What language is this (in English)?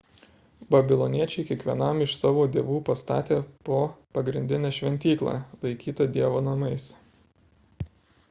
Lithuanian